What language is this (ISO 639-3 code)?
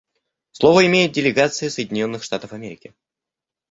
rus